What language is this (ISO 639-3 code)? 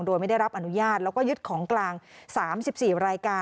tha